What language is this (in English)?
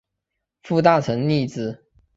Chinese